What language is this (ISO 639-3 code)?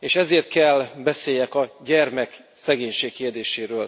hun